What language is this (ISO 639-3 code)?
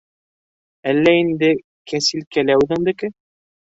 bak